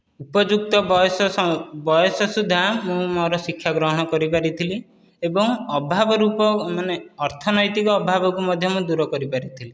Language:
Odia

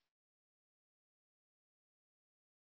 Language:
Kannada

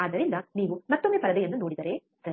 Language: Kannada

